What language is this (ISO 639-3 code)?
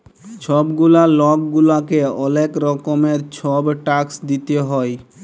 ben